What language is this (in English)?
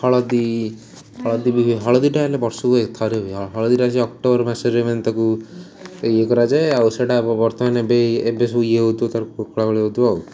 Odia